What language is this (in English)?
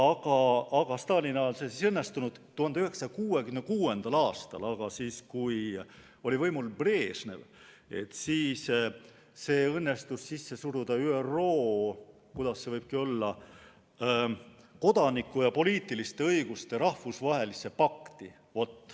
Estonian